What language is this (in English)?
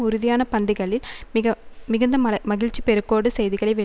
Tamil